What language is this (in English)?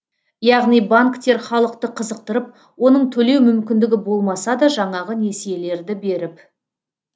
Kazakh